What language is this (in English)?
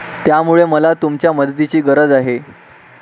Marathi